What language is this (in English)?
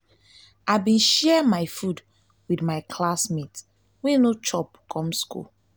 Nigerian Pidgin